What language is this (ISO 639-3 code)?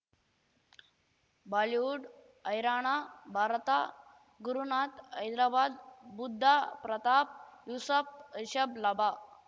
kan